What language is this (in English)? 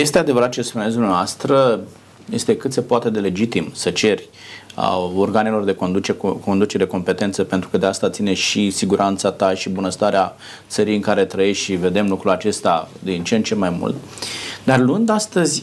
Romanian